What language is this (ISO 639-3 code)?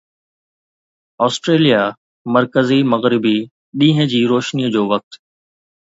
snd